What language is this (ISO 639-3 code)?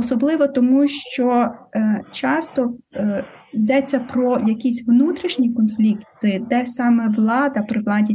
ukr